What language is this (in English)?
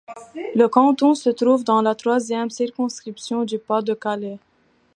French